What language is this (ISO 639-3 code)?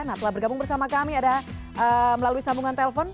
ind